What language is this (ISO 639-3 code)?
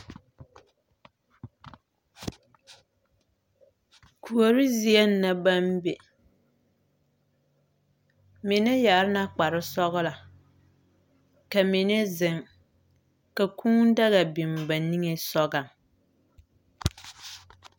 dga